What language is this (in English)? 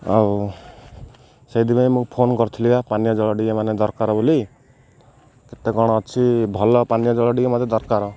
Odia